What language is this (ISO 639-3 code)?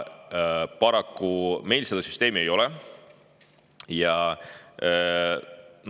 est